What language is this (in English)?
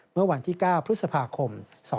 Thai